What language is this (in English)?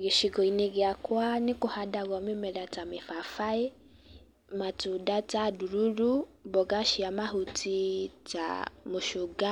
Kikuyu